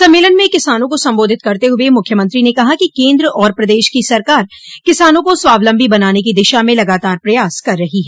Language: Hindi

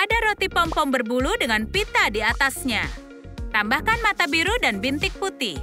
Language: Indonesian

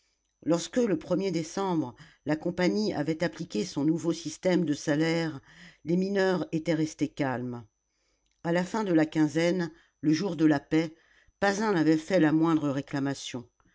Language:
French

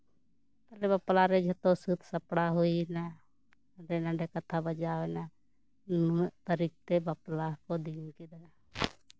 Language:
Santali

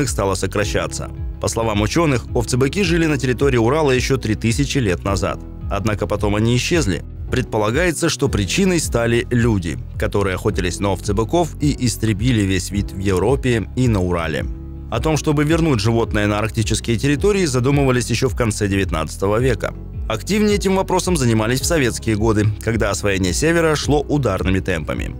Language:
Russian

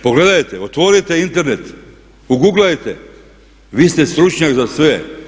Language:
Croatian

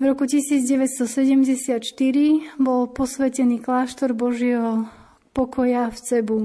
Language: Slovak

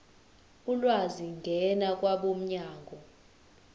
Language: Zulu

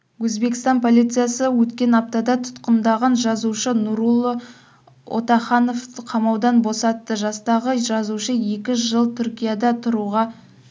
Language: Kazakh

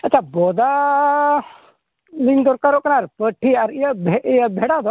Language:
Santali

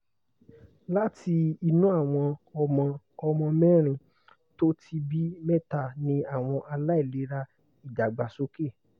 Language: Yoruba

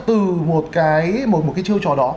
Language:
Vietnamese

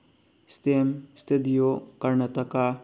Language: Manipuri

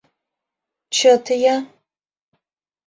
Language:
Mari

